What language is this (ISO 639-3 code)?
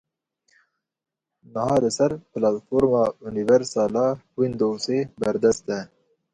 kur